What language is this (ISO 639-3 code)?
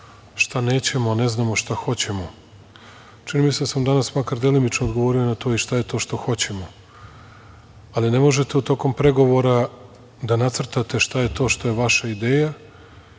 srp